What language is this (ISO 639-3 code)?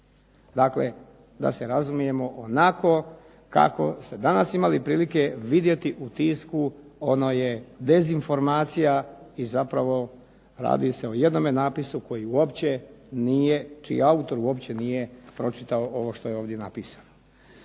hrv